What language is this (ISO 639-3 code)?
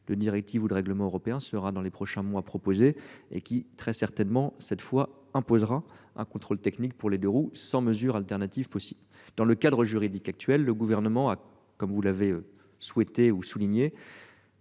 fra